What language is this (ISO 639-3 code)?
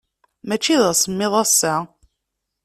kab